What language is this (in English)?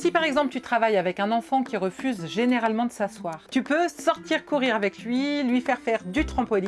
French